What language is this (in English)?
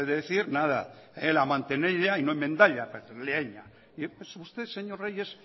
Spanish